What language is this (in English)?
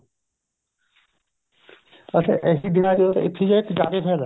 Punjabi